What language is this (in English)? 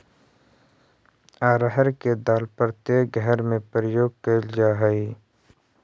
Magahi